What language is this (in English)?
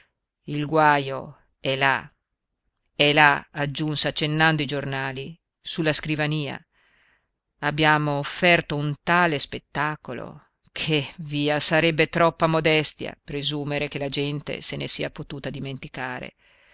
Italian